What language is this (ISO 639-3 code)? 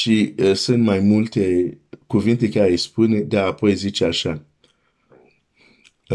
ron